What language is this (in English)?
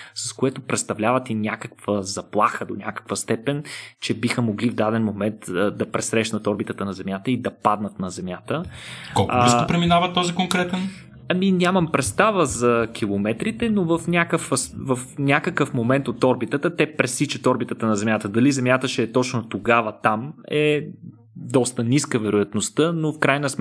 Bulgarian